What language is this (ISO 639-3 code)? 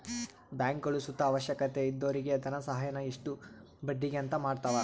kan